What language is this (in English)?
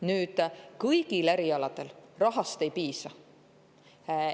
Estonian